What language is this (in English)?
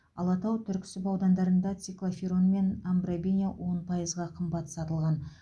Kazakh